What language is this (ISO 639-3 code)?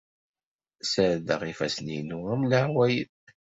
kab